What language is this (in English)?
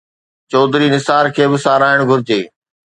Sindhi